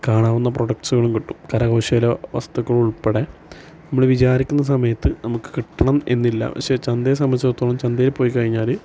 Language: Malayalam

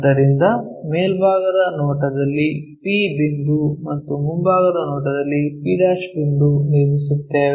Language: Kannada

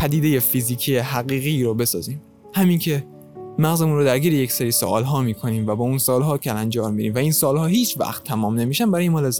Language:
Persian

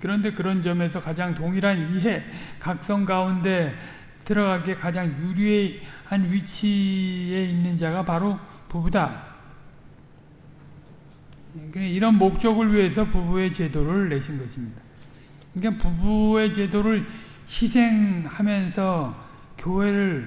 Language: Korean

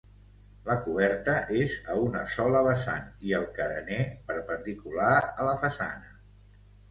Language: Catalan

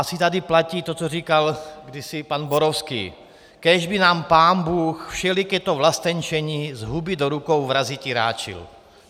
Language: Czech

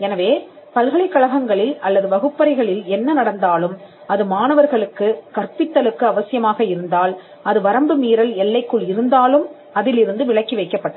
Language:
Tamil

